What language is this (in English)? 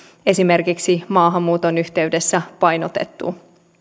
Finnish